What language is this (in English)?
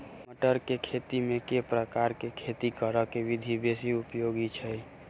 Maithili